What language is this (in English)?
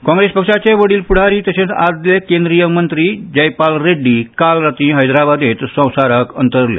Konkani